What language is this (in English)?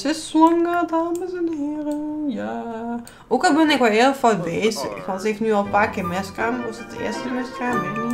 Dutch